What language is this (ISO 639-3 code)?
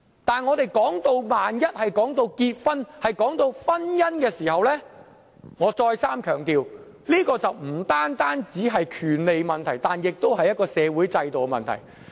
yue